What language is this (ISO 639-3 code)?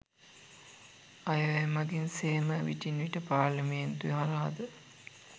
sin